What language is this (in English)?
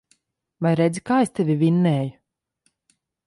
Latvian